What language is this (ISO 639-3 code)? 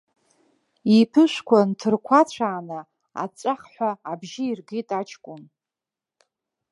abk